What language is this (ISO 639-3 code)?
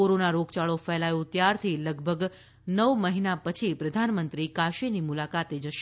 guj